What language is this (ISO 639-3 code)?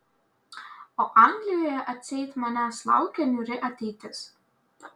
lit